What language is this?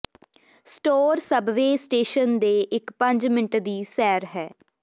Punjabi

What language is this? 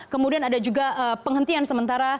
Indonesian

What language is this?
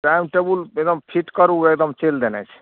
Maithili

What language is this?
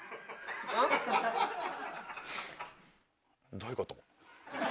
Japanese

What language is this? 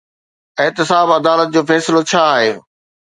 Sindhi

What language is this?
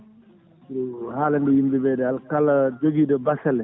Fula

